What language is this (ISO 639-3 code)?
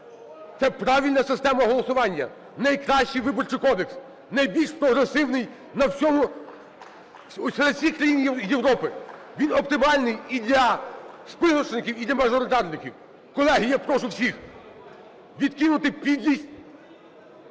ukr